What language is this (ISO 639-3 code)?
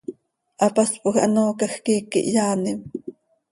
sei